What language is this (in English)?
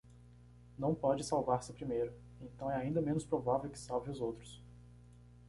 Portuguese